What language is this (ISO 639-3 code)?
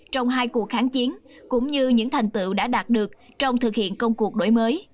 vie